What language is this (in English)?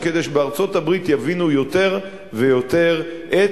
Hebrew